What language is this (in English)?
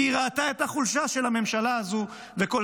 Hebrew